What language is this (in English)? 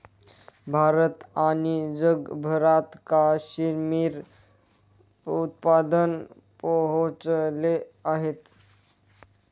Marathi